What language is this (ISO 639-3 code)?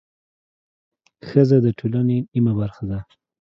pus